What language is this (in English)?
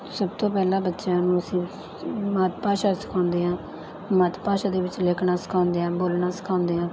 Punjabi